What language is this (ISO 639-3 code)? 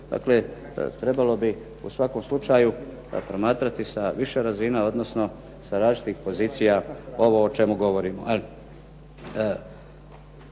hrv